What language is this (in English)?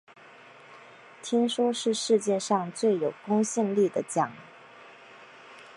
Chinese